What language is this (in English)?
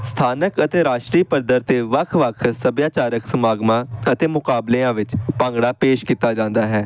Punjabi